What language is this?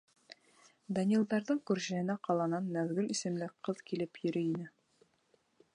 Bashkir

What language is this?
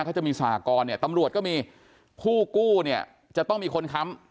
Thai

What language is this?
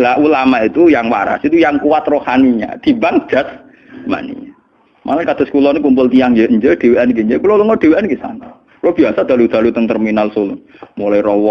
Indonesian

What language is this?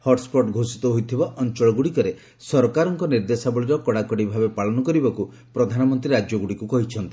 Odia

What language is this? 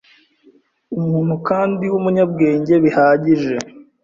Kinyarwanda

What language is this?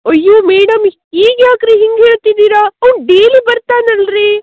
Kannada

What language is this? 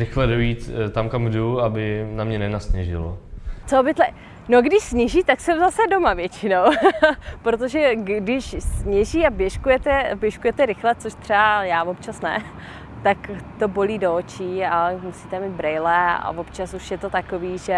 Czech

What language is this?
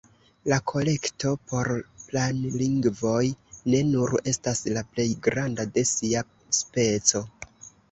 Esperanto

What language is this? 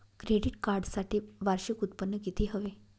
Marathi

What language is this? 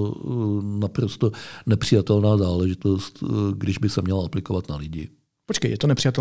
Czech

